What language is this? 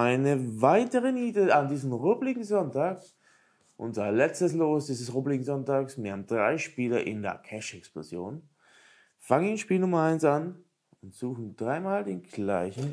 German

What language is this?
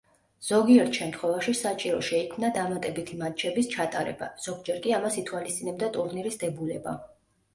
Georgian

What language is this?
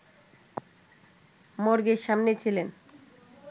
Bangla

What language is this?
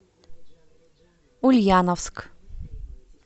Russian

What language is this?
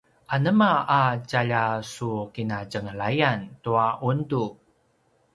Paiwan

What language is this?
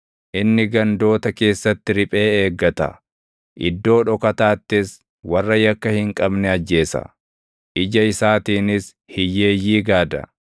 Oromo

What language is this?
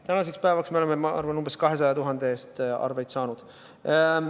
Estonian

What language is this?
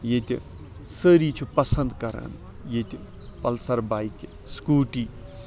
Kashmiri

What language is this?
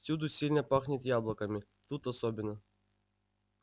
Russian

